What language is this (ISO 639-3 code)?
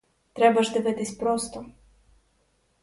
ukr